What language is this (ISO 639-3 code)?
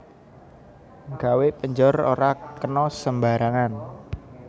jav